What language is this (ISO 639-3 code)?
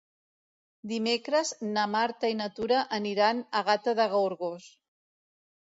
cat